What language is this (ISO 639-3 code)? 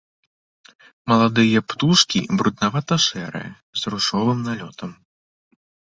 bel